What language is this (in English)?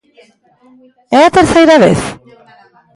Galician